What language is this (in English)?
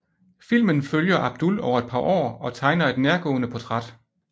Danish